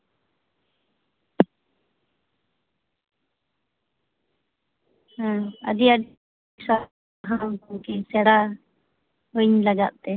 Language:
Santali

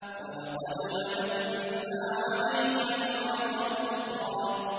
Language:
Arabic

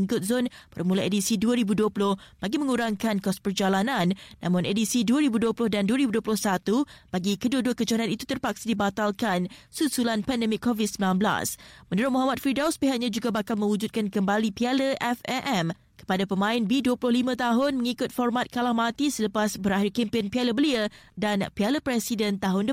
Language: Malay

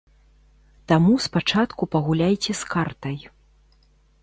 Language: Belarusian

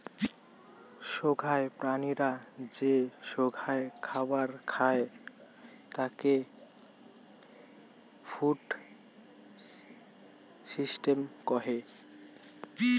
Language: Bangla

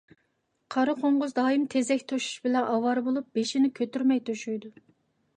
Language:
Uyghur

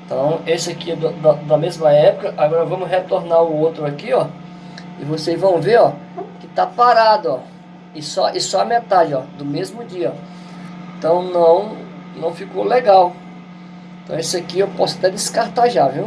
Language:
Portuguese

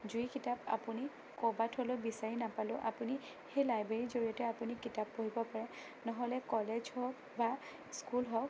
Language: Assamese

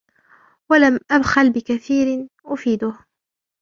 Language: Arabic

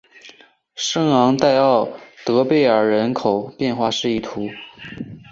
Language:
Chinese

